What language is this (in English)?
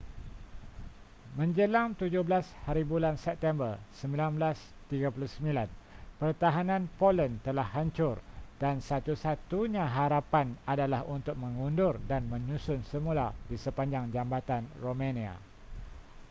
Malay